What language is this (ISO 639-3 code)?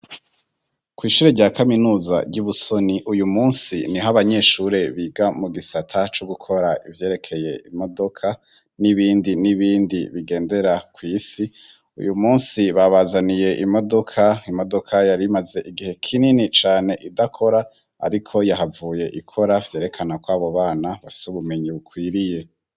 run